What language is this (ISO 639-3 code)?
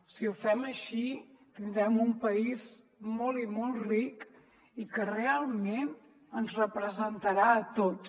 cat